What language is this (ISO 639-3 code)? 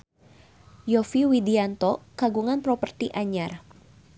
sun